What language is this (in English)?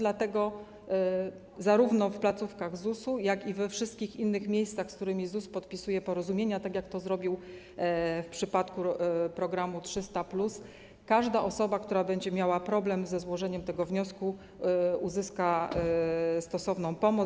Polish